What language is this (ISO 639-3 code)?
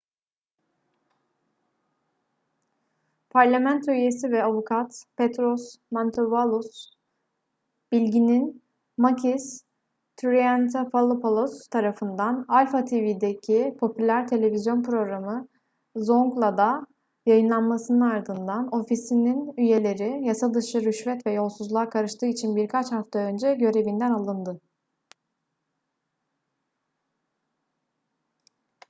tur